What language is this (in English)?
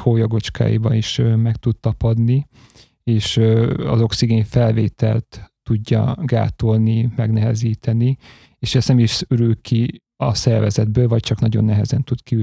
Hungarian